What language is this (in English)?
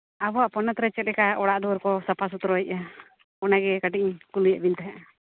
Santali